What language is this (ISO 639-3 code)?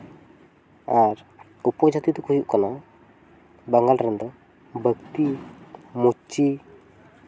sat